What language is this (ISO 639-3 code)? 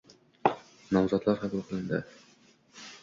uzb